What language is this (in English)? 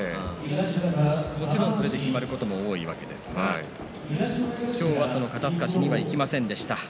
Japanese